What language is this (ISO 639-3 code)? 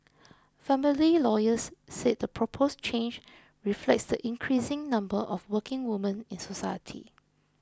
eng